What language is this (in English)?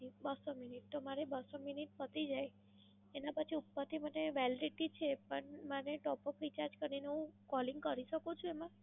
Gujarati